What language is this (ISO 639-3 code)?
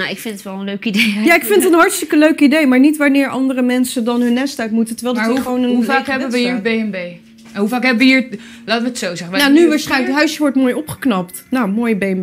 nld